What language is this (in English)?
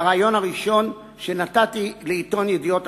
Hebrew